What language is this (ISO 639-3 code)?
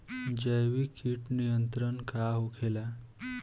bho